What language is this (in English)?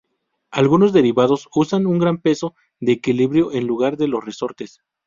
Spanish